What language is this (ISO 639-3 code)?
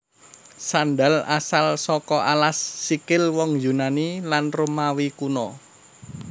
jav